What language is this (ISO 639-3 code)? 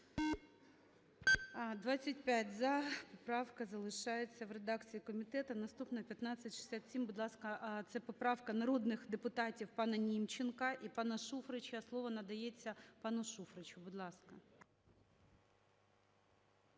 ukr